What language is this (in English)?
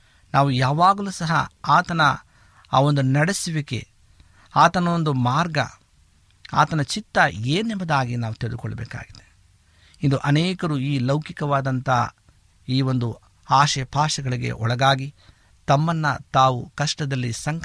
Kannada